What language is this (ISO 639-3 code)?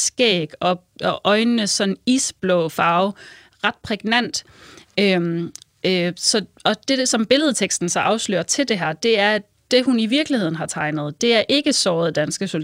dan